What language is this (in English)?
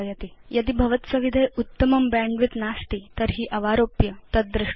Sanskrit